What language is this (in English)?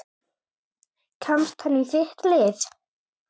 Icelandic